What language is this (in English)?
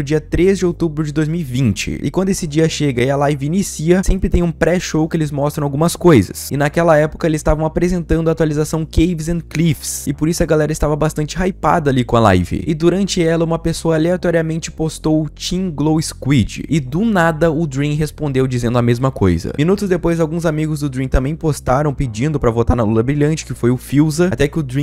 Portuguese